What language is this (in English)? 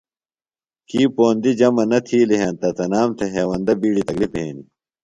Phalura